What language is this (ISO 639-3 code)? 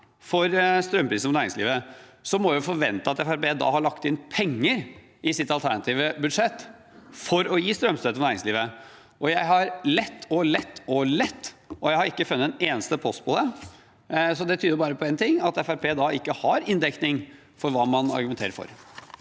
nor